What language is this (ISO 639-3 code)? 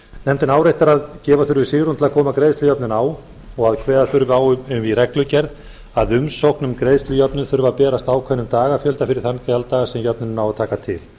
isl